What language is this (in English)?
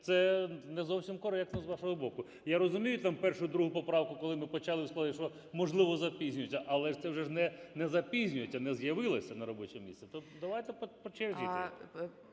Ukrainian